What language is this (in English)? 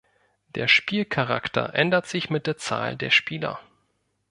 German